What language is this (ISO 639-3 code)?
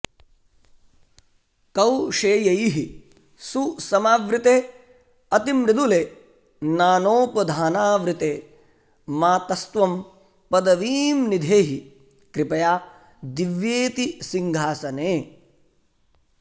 san